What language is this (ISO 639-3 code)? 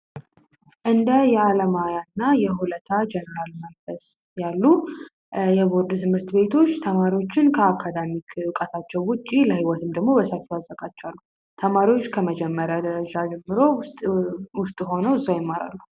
amh